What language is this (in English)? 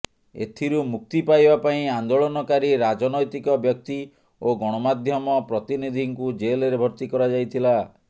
Odia